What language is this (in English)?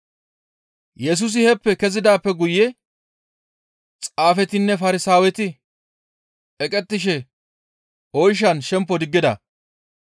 Gamo